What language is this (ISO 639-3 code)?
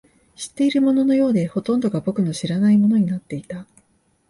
jpn